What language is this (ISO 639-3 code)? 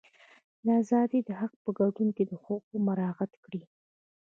pus